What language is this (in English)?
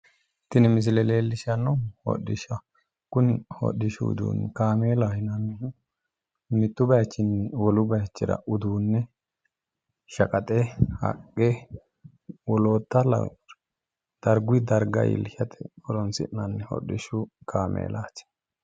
Sidamo